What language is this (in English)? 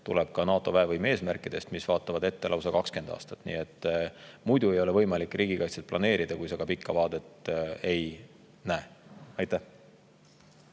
Estonian